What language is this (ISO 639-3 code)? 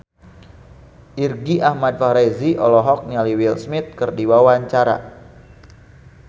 sun